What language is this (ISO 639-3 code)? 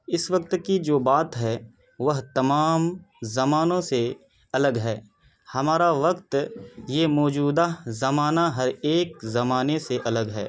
urd